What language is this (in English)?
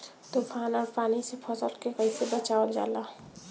Bhojpuri